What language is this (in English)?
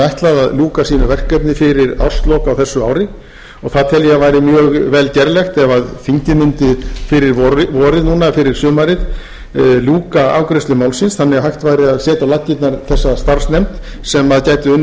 Icelandic